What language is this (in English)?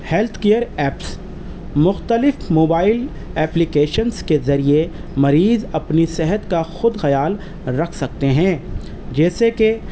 Urdu